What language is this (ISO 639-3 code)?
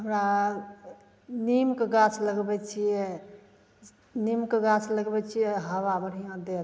mai